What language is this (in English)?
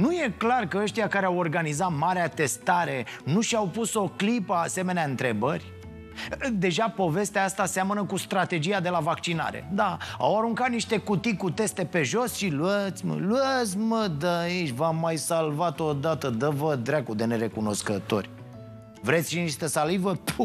Romanian